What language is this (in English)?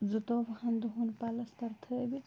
Kashmiri